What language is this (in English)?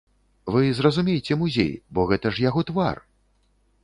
Belarusian